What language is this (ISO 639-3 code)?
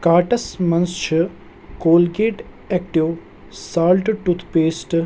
kas